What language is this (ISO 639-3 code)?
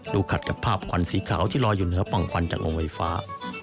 tha